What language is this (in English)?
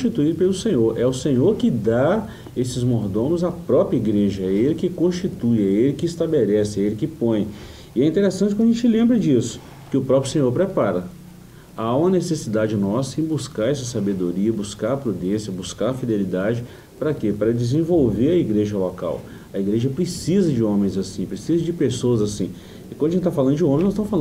Portuguese